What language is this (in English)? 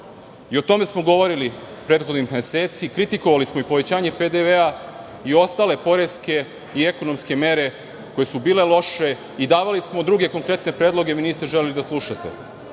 Serbian